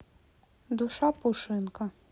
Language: Russian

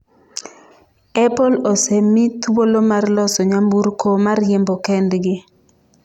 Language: Luo (Kenya and Tanzania)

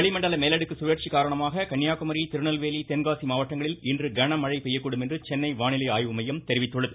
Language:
Tamil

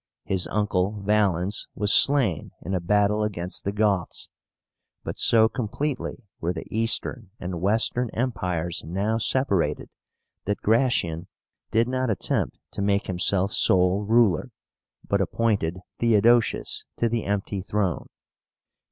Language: English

